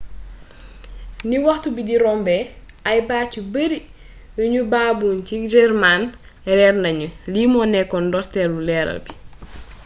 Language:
Wolof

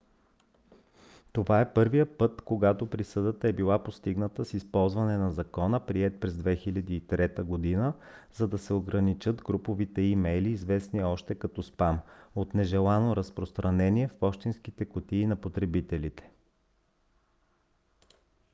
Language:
Bulgarian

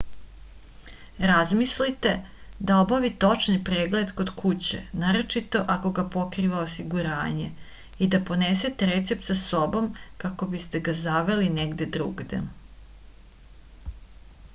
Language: Serbian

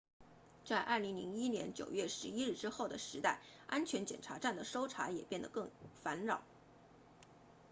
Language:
Chinese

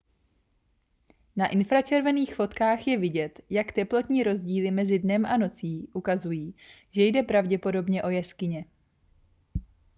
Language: Czech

